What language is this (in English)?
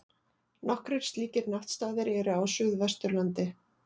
Icelandic